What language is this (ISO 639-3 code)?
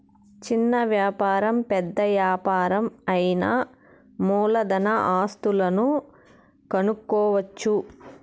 tel